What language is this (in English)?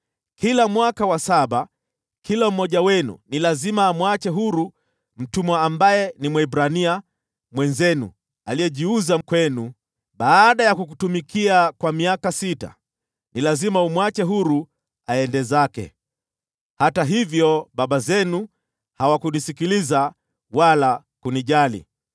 Swahili